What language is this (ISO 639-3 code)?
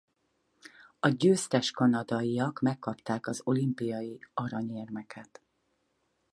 hun